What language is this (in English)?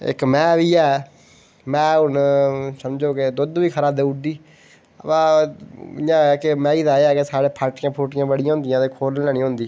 Dogri